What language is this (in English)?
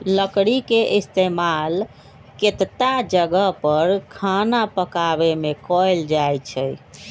Magahi